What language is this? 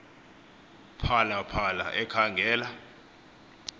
Xhosa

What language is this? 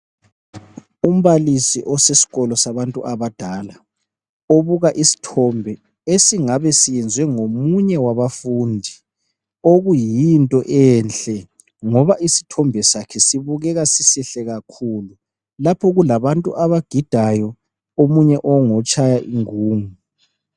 North Ndebele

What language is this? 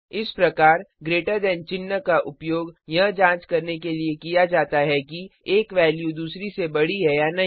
Hindi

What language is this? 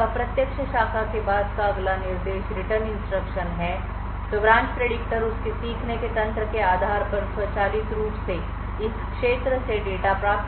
Hindi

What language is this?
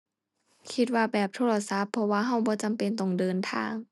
Thai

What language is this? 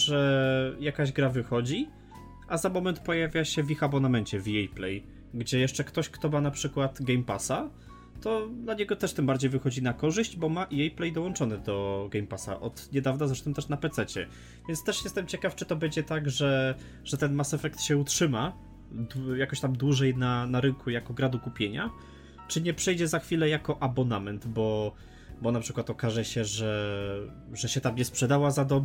Polish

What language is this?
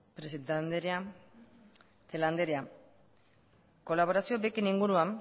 Basque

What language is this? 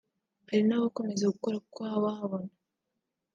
Kinyarwanda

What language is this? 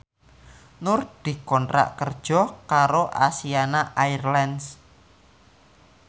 Javanese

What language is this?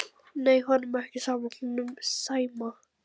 Icelandic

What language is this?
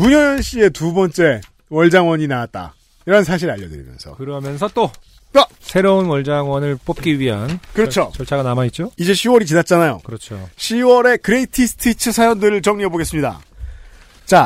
Korean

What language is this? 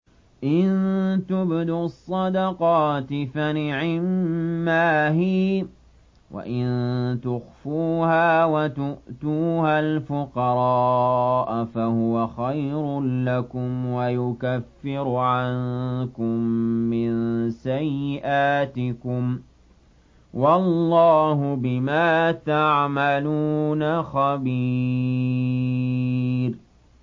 Arabic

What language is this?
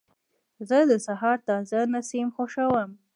Pashto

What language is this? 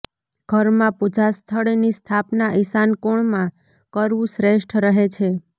Gujarati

